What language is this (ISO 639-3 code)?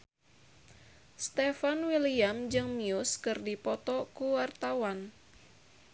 sun